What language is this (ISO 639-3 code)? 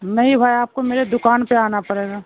urd